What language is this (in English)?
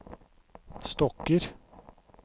Norwegian